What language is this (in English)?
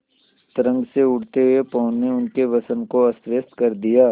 Hindi